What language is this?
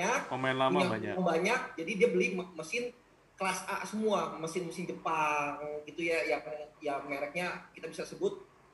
Indonesian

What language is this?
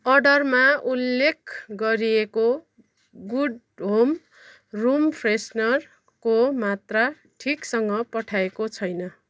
Nepali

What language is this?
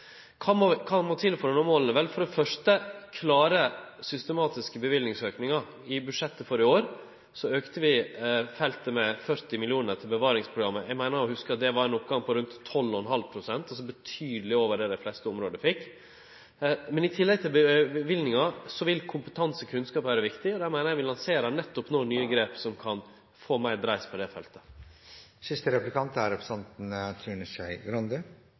Norwegian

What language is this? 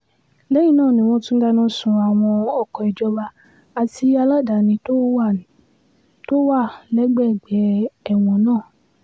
Yoruba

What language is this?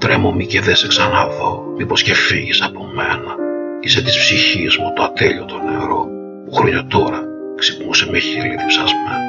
Greek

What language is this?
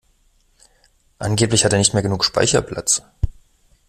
German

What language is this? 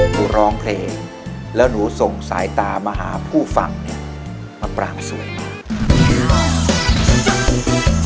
Thai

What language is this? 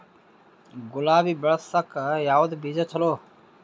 Kannada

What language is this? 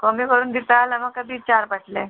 Konkani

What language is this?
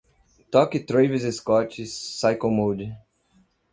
Portuguese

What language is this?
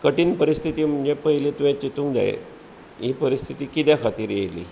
Konkani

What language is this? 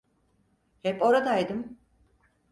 Turkish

